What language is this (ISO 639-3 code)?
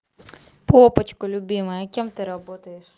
rus